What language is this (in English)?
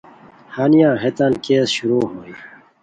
Khowar